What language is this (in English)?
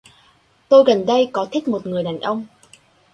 Vietnamese